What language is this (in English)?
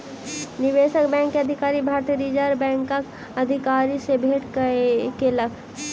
Maithili